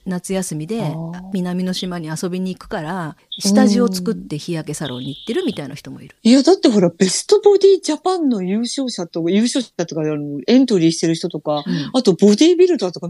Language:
Japanese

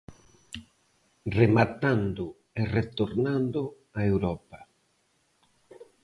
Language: Galician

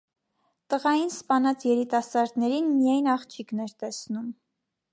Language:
Armenian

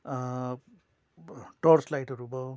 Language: Nepali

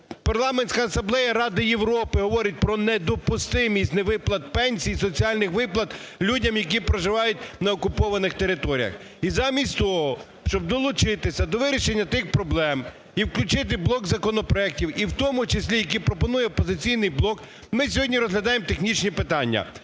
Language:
Ukrainian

